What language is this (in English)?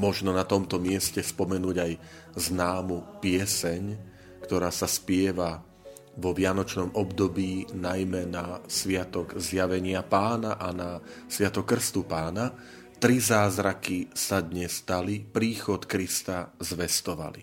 Slovak